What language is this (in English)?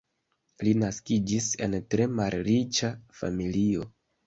Esperanto